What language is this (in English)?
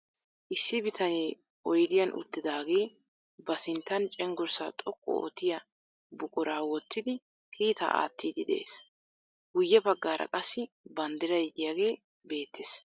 Wolaytta